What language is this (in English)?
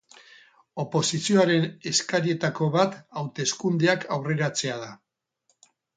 Basque